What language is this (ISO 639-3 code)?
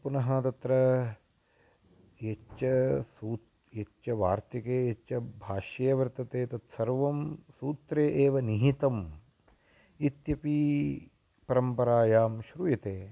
san